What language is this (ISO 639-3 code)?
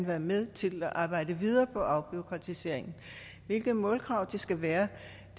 dan